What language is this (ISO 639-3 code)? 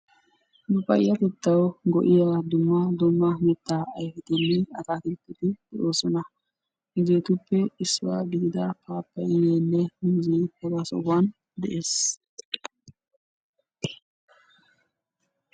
wal